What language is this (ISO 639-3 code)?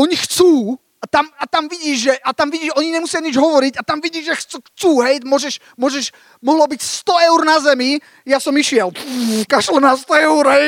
slk